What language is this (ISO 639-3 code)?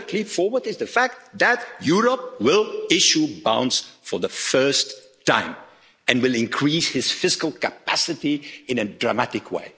eng